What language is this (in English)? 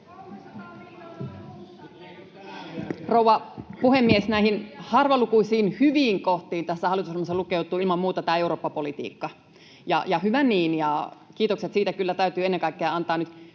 Finnish